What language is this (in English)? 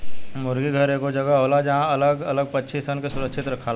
Bhojpuri